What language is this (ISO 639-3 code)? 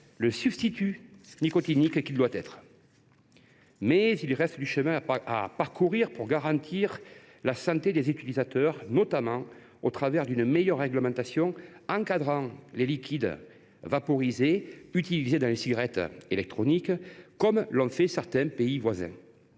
fra